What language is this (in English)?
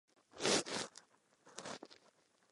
Czech